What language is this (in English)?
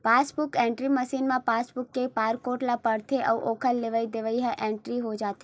Chhattisgarhi